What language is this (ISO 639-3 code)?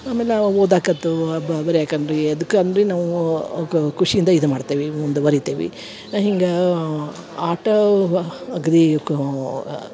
kan